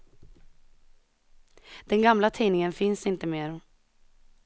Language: Swedish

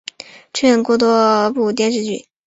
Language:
Chinese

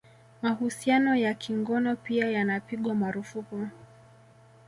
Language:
Swahili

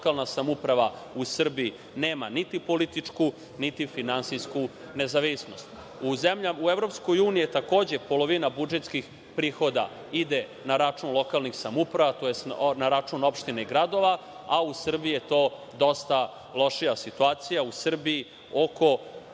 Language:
Serbian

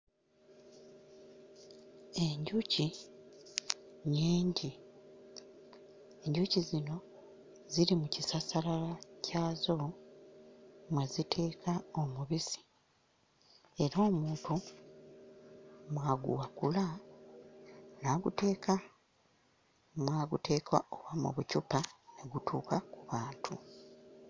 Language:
Ganda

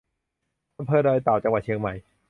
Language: Thai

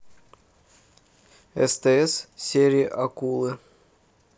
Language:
Russian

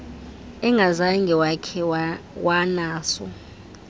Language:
Xhosa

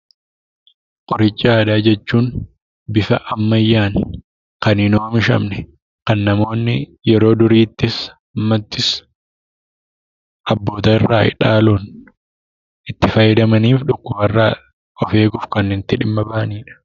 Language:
Oromo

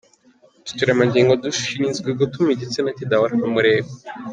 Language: Kinyarwanda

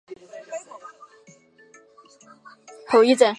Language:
Chinese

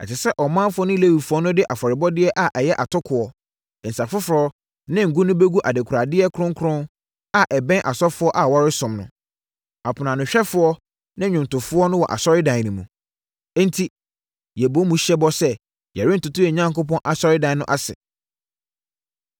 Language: Akan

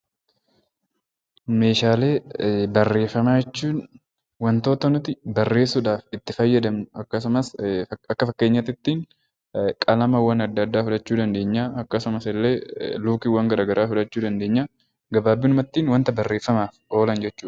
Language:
Oromo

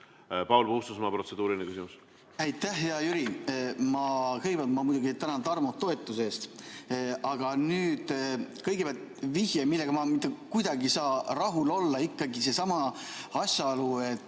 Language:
Estonian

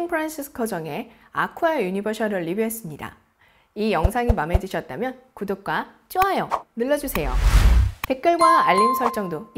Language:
Korean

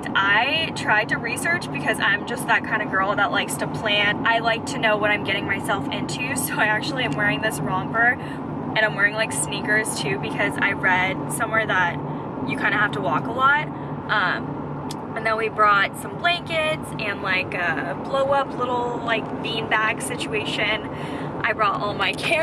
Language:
English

